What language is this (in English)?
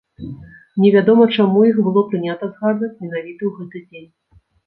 Belarusian